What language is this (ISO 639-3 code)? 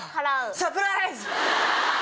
jpn